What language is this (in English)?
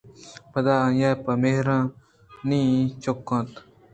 Eastern Balochi